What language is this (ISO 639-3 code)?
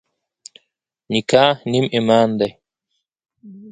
pus